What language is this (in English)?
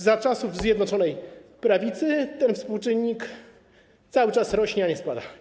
Polish